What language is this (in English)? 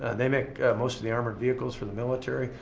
English